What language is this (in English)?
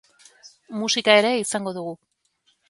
Basque